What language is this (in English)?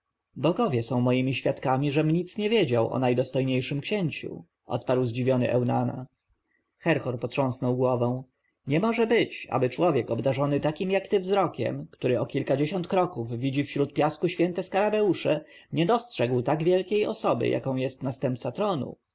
Polish